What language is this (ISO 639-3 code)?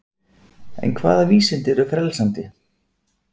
isl